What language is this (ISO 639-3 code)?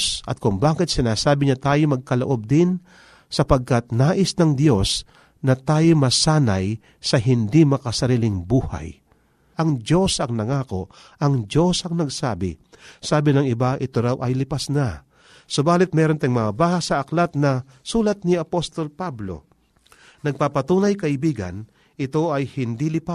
fil